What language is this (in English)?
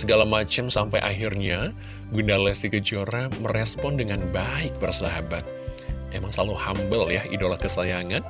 Indonesian